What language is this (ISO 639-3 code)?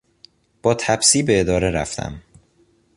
fas